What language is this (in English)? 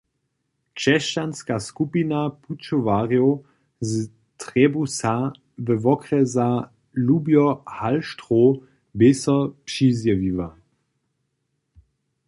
Upper Sorbian